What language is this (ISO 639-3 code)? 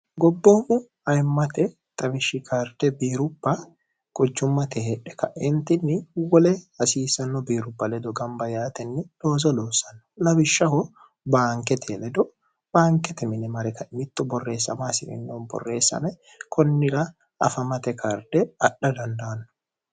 sid